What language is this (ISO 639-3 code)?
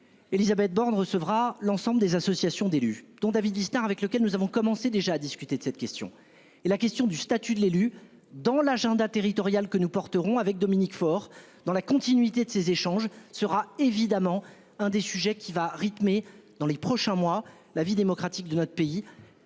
fra